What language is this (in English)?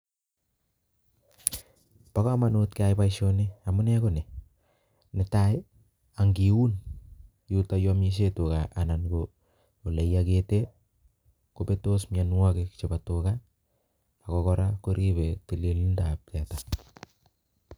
Kalenjin